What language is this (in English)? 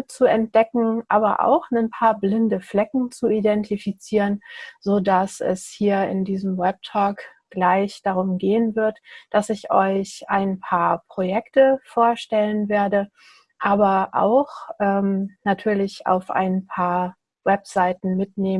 German